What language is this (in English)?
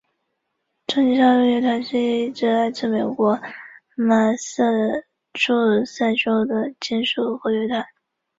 Chinese